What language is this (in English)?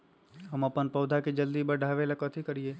Magahi